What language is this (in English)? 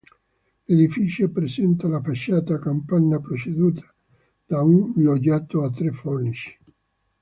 Italian